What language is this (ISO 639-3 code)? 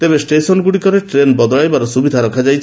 ori